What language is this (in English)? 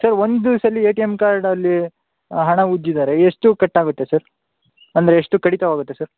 Kannada